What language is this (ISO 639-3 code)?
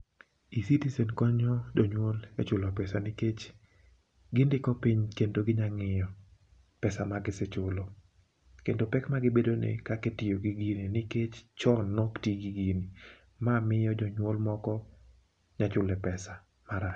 luo